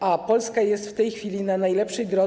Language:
Polish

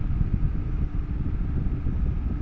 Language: Bangla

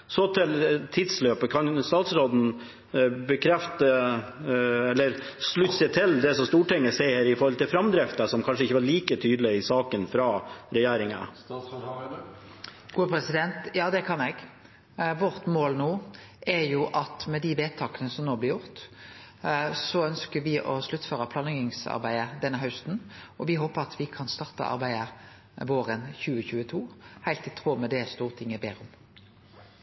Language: Norwegian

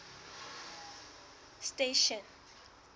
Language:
Southern Sotho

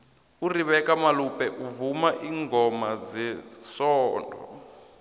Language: South Ndebele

